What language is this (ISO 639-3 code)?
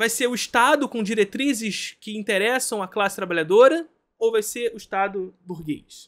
por